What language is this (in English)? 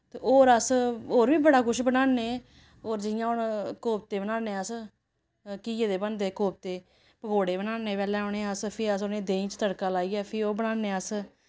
Dogri